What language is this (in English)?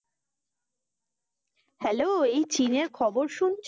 Bangla